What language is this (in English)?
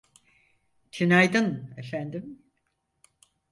Turkish